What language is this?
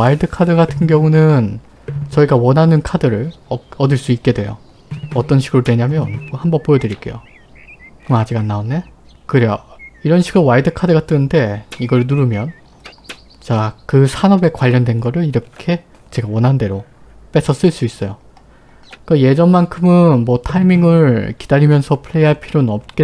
Korean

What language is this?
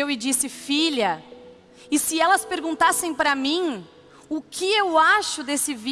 Portuguese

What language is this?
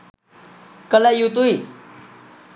Sinhala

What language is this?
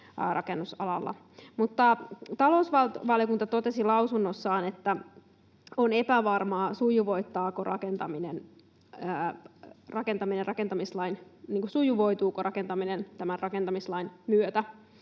Finnish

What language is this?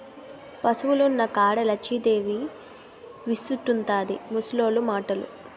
Telugu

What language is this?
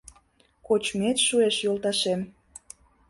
Mari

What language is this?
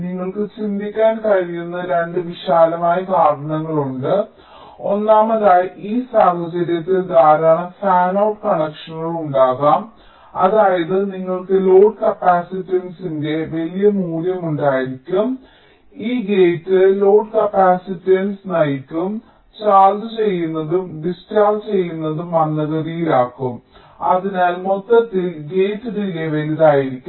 Malayalam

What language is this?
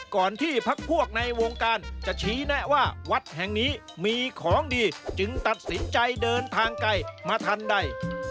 Thai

